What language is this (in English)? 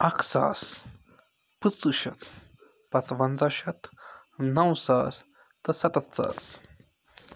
Kashmiri